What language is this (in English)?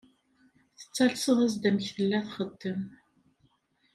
Kabyle